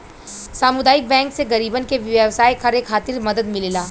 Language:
Bhojpuri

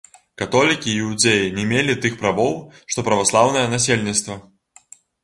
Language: Belarusian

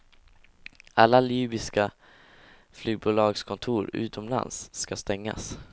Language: Swedish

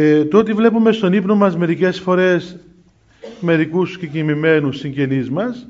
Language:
Greek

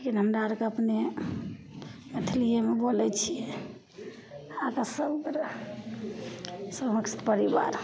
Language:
Maithili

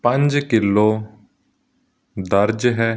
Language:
Punjabi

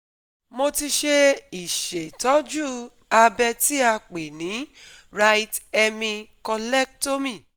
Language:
Yoruba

